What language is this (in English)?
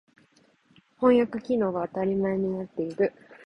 Japanese